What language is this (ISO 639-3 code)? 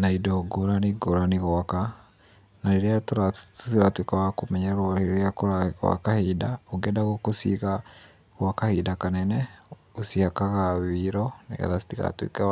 kik